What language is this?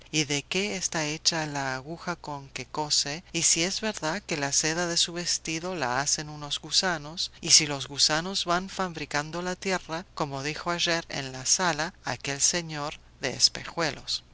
Spanish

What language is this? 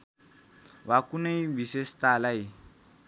Nepali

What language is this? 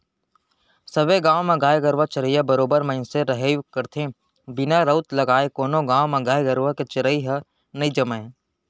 Chhattisgarhi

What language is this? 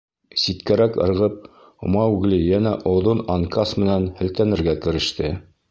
Bashkir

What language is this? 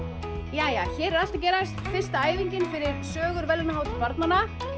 Icelandic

